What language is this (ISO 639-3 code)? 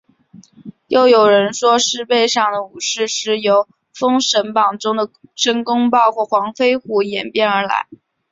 zho